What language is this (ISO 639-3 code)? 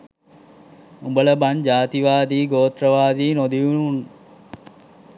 sin